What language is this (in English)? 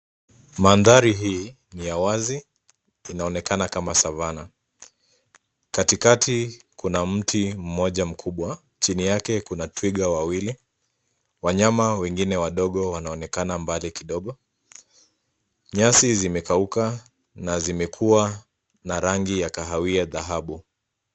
Swahili